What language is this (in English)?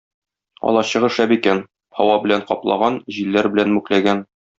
Tatar